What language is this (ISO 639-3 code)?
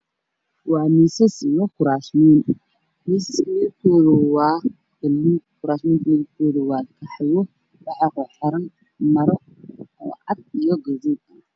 som